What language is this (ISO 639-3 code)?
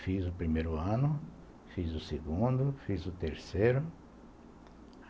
por